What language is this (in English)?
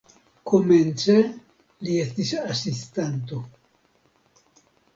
Esperanto